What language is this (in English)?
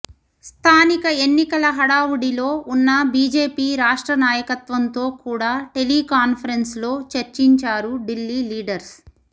Telugu